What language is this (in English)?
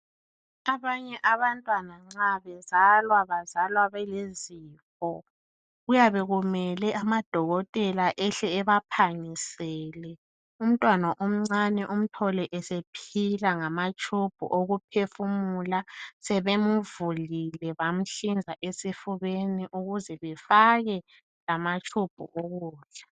North Ndebele